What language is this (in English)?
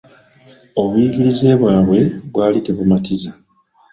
Ganda